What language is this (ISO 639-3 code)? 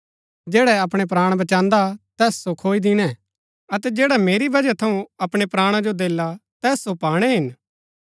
gbk